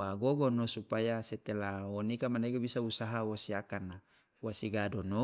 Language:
Loloda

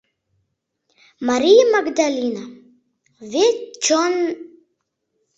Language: Mari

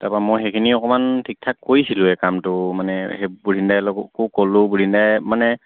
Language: Assamese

